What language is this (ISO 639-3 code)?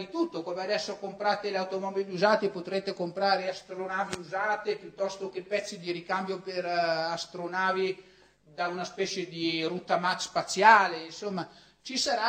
ita